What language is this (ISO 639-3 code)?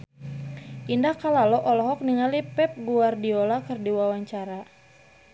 sun